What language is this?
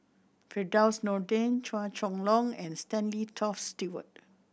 English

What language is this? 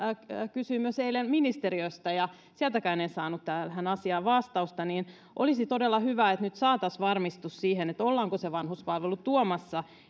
Finnish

